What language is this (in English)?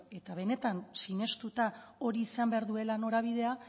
Basque